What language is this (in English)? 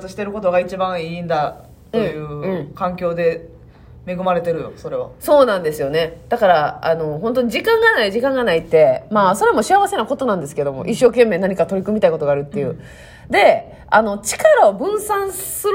Japanese